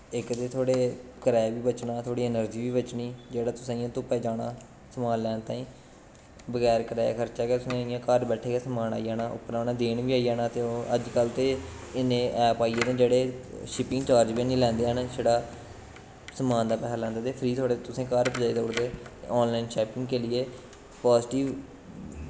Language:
Dogri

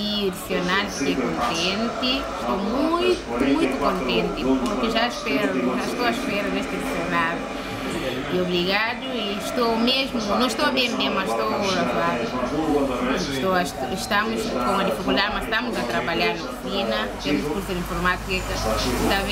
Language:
Portuguese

